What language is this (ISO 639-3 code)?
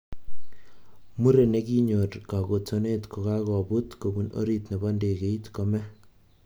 kln